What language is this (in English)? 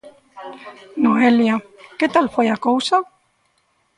Galician